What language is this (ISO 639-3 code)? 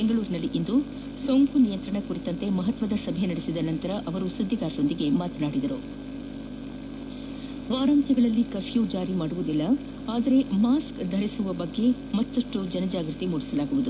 kan